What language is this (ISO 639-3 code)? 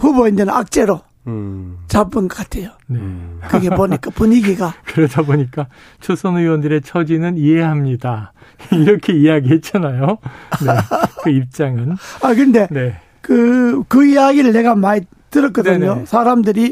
kor